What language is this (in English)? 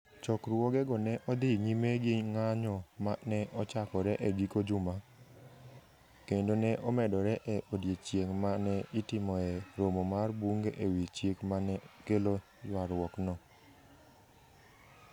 Luo (Kenya and Tanzania)